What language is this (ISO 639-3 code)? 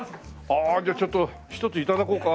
jpn